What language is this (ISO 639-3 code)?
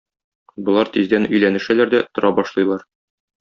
tat